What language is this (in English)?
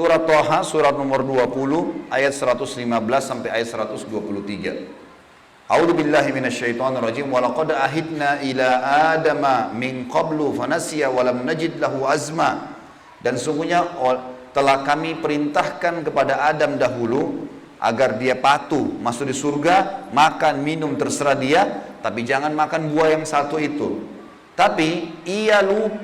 Indonesian